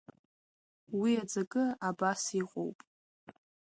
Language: Abkhazian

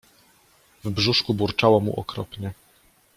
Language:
Polish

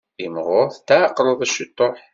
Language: Kabyle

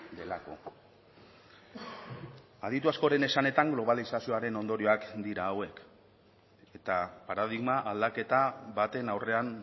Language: Basque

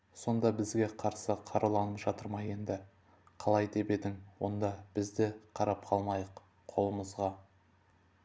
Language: Kazakh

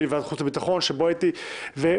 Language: Hebrew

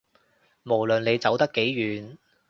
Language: Cantonese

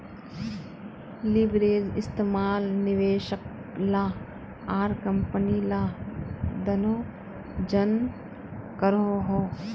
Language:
Magahi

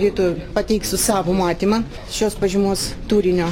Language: Lithuanian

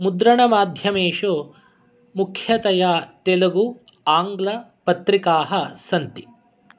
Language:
Sanskrit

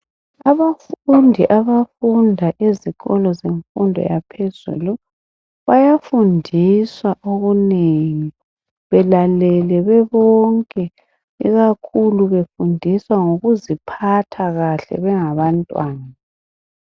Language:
North Ndebele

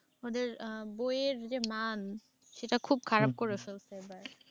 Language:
Bangla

